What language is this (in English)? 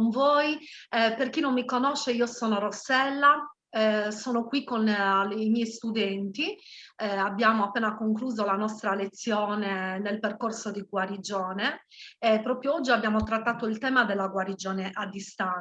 Italian